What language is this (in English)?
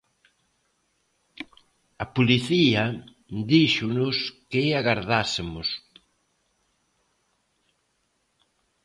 Galician